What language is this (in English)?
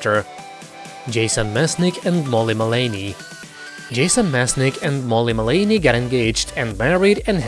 English